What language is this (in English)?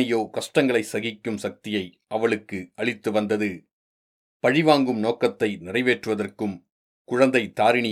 Tamil